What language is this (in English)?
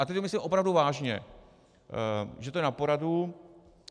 Czech